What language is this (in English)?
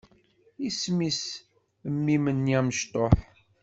Kabyle